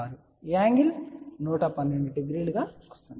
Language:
Telugu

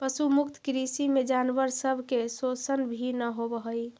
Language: Magahi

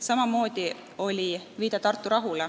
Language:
Estonian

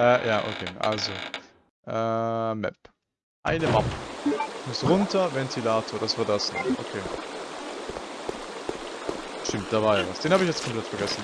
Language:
German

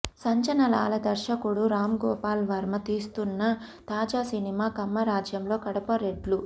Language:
Telugu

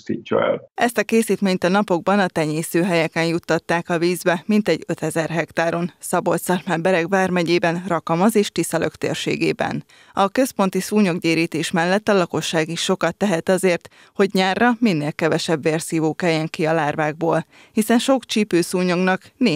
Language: Hungarian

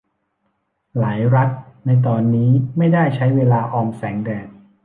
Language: Thai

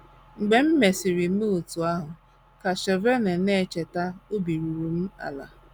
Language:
Igbo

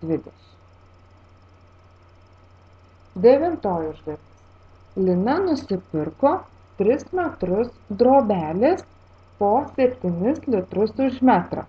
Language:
Lithuanian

